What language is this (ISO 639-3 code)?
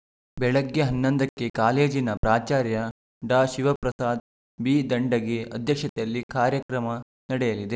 kan